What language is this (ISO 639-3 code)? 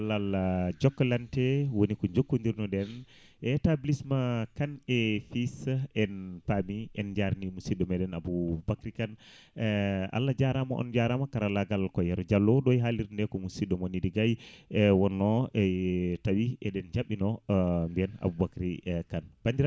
ful